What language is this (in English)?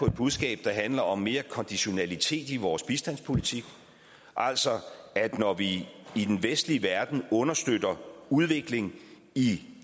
Danish